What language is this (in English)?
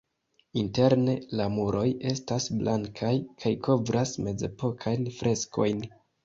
Esperanto